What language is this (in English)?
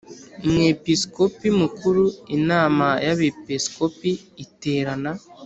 Kinyarwanda